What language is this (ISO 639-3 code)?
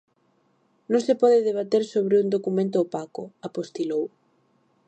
glg